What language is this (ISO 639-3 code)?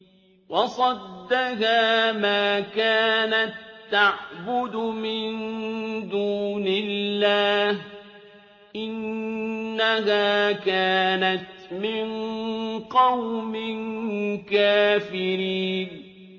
ara